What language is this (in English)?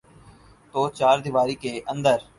Urdu